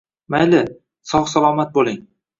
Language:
Uzbek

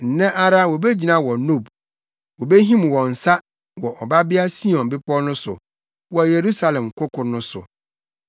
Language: Akan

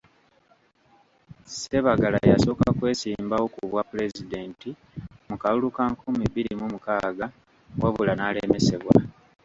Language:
Ganda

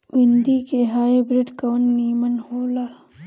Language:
Bhojpuri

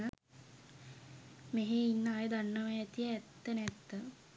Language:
Sinhala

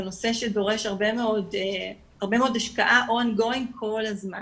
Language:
Hebrew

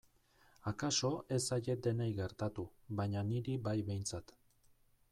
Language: Basque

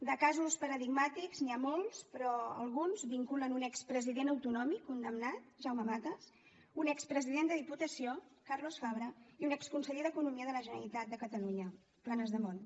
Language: Catalan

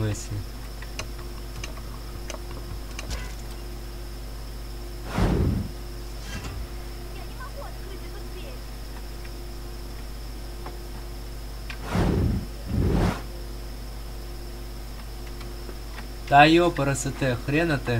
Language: Russian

